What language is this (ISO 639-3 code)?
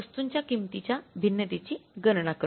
mar